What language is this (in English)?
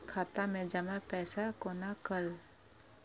Maithili